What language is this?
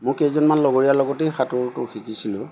Assamese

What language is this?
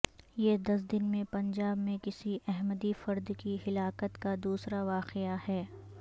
Urdu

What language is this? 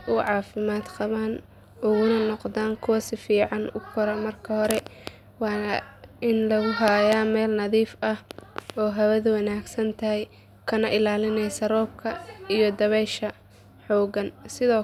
Somali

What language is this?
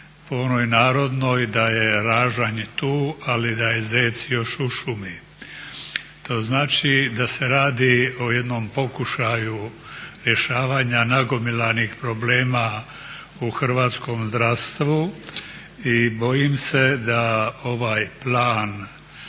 Croatian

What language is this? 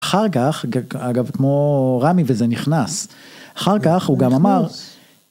Hebrew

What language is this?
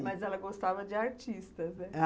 Portuguese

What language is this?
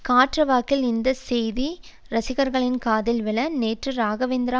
Tamil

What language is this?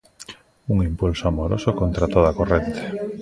Galician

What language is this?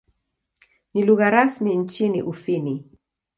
Swahili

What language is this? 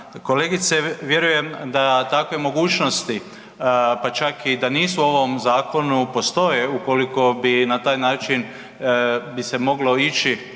Croatian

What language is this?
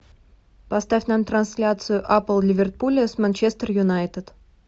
Russian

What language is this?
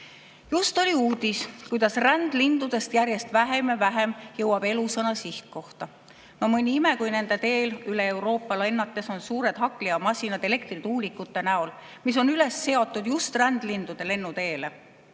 Estonian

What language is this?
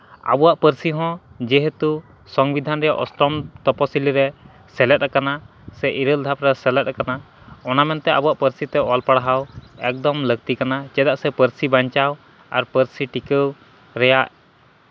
Santali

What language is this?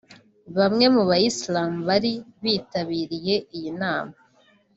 Kinyarwanda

